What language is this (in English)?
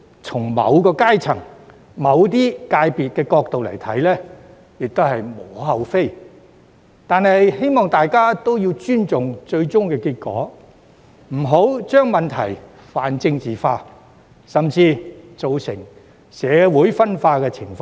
Cantonese